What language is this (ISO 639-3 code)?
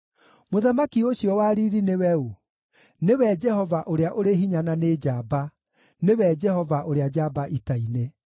kik